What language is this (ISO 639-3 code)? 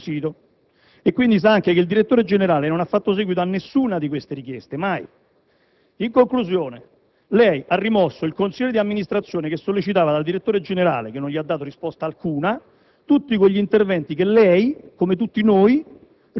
ita